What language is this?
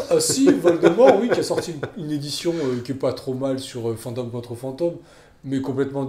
French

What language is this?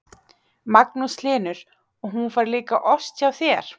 Icelandic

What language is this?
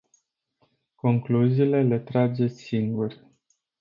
Romanian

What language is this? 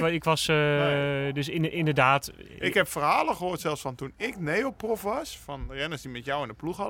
Dutch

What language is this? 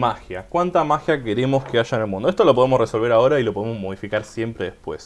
Spanish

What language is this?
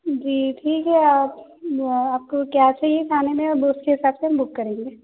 Urdu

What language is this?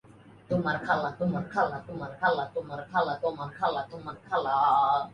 Bangla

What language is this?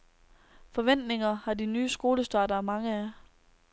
Danish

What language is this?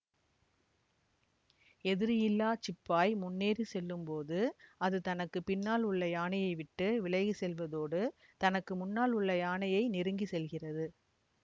Tamil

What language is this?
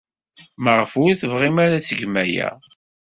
Kabyle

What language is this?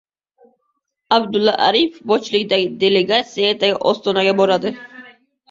Uzbek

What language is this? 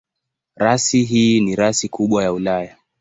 Swahili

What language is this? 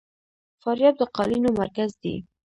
Pashto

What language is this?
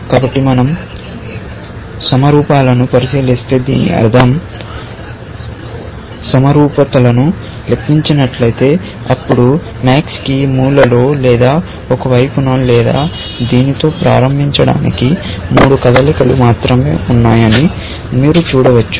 Telugu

